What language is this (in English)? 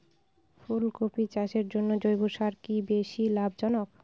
Bangla